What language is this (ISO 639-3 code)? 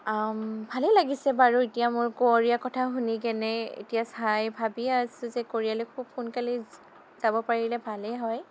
asm